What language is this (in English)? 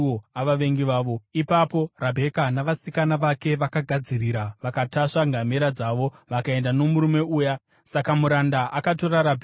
Shona